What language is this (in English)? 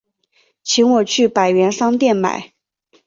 Chinese